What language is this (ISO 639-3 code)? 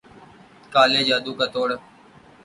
urd